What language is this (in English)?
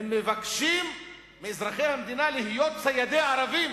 Hebrew